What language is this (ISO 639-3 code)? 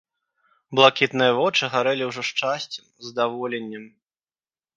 bel